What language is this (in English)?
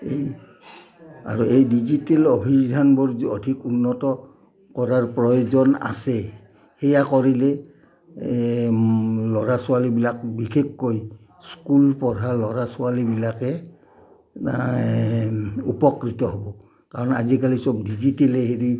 Assamese